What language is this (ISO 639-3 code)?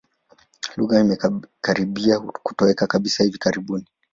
swa